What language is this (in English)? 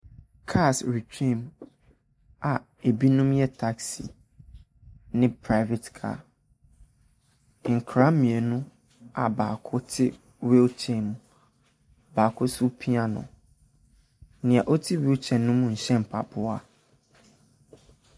Akan